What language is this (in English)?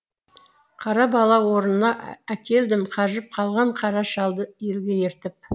Kazakh